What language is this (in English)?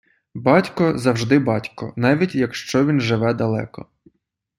Ukrainian